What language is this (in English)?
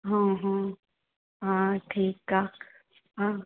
Sindhi